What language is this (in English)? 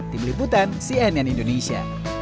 Indonesian